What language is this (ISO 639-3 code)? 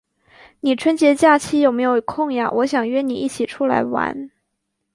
zho